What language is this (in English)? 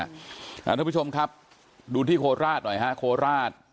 Thai